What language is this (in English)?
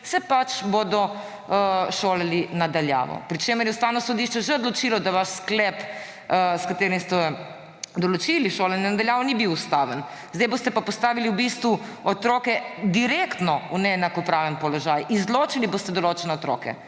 Slovenian